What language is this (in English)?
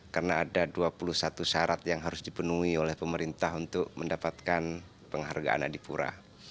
Indonesian